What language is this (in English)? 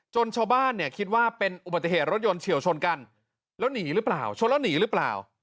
Thai